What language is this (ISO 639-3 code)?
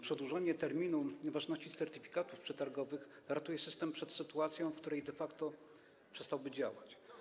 pol